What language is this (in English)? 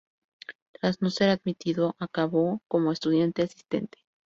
Spanish